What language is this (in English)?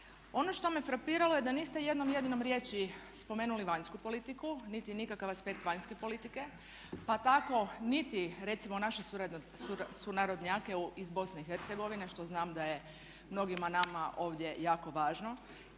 Croatian